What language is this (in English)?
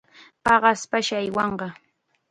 Chiquián Ancash Quechua